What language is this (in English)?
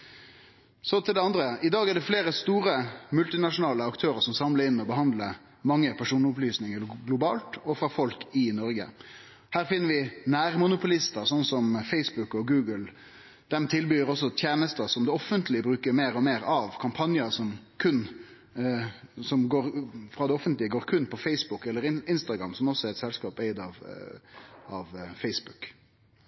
Norwegian Nynorsk